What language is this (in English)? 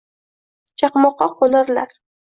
Uzbek